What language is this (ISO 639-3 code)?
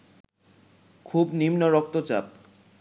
ben